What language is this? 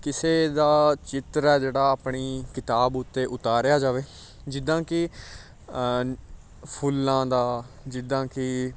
Punjabi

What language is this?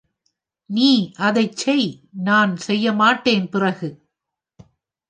Tamil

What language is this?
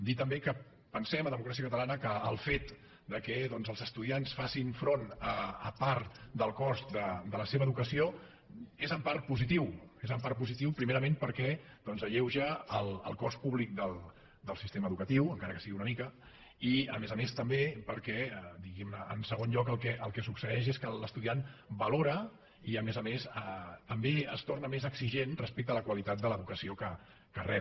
Catalan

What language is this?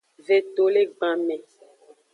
Aja (Benin)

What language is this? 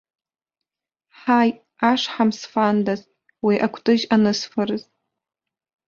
Abkhazian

